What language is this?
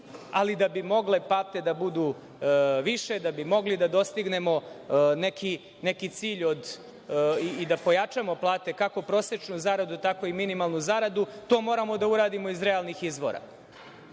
Serbian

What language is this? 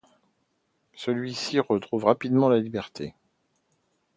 French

